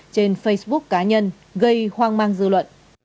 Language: Vietnamese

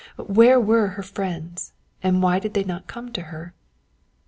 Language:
English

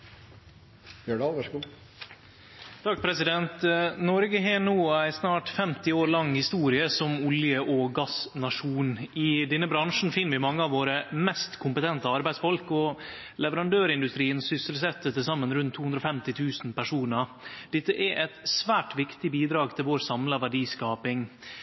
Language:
Norwegian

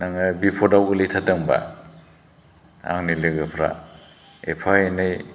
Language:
Bodo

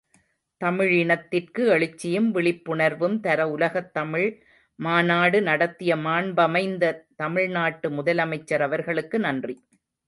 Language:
Tamil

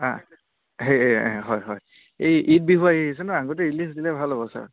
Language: Assamese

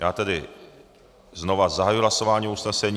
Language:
Czech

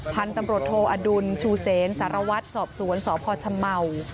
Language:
Thai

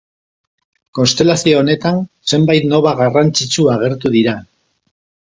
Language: Basque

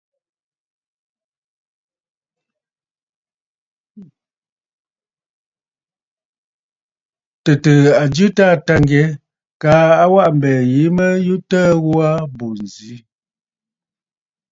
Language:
Bafut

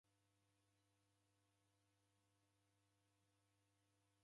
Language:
Taita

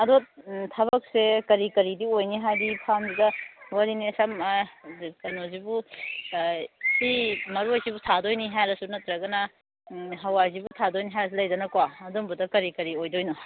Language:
Manipuri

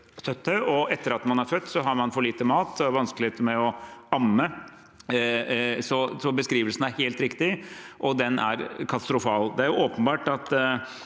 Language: Norwegian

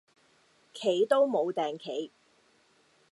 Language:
Cantonese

